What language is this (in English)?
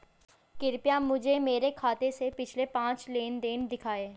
Hindi